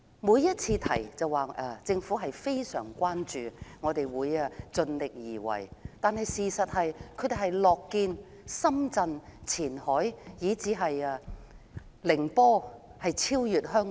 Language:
Cantonese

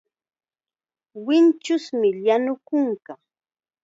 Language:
Chiquián Ancash Quechua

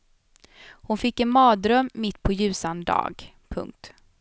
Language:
Swedish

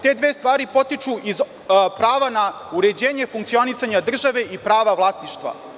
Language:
Serbian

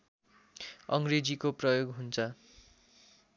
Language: Nepali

